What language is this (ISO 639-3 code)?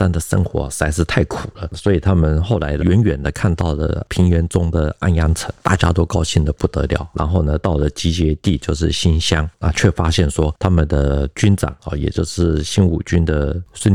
zho